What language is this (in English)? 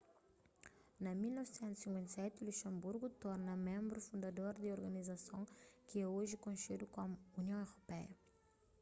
Kabuverdianu